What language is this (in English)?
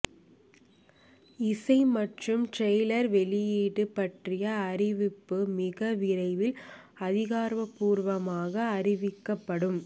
Tamil